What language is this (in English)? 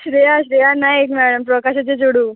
Konkani